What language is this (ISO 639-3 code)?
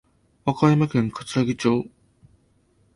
jpn